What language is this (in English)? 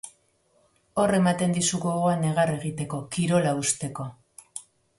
Basque